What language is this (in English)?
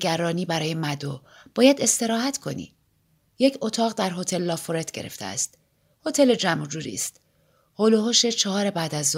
Persian